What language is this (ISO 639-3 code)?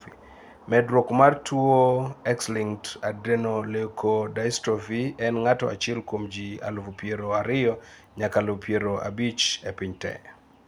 luo